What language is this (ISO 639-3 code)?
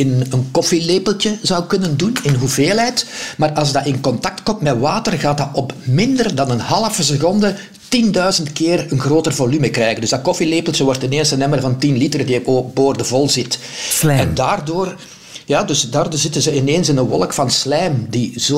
nld